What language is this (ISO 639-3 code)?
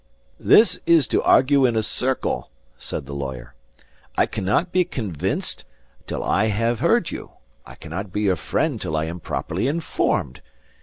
eng